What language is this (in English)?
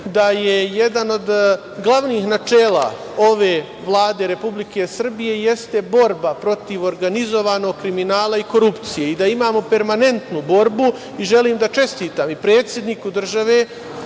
Serbian